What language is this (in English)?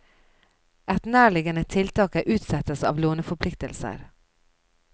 Norwegian